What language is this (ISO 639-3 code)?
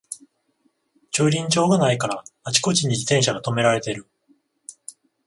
jpn